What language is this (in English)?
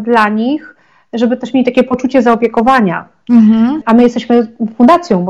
Polish